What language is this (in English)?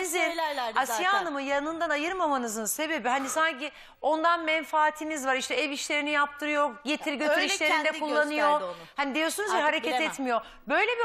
Turkish